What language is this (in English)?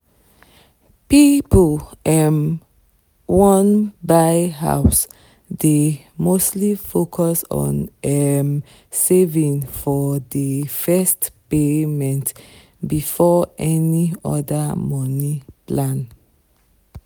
Nigerian Pidgin